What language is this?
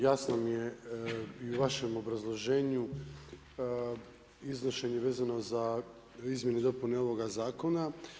Croatian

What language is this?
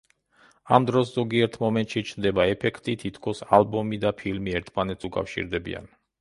Georgian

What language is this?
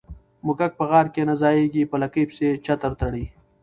Pashto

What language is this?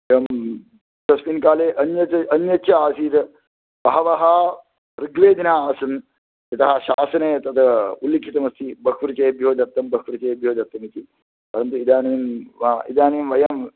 Sanskrit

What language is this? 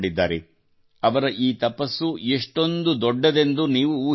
Kannada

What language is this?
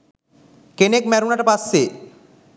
Sinhala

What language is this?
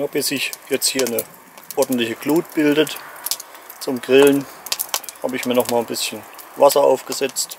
German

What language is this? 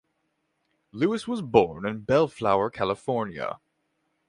English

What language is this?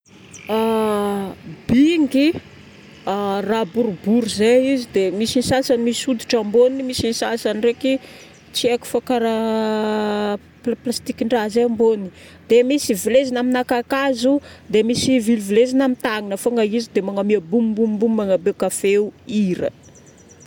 Northern Betsimisaraka Malagasy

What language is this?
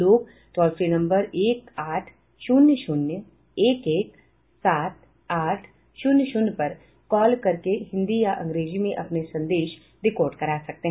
Hindi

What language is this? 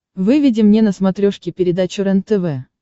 Russian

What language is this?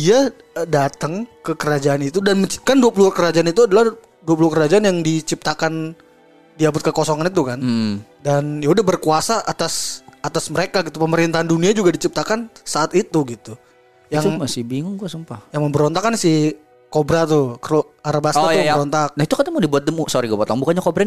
Indonesian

